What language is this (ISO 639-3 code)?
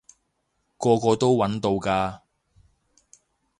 yue